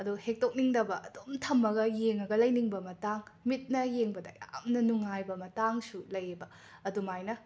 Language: Manipuri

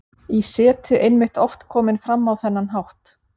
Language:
Icelandic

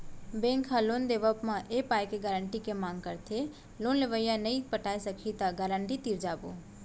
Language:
Chhattisgarhi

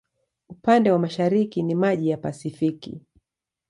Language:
Swahili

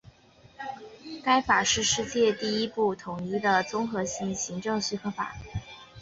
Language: Chinese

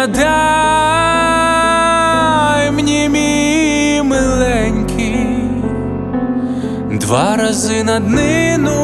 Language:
Ukrainian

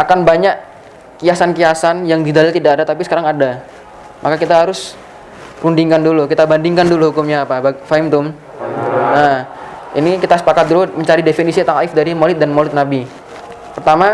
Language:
Indonesian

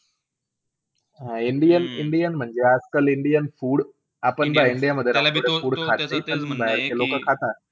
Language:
Marathi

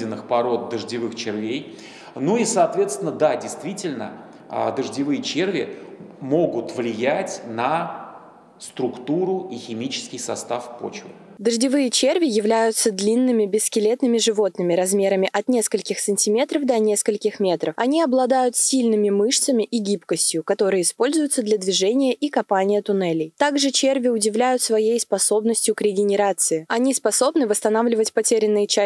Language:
Russian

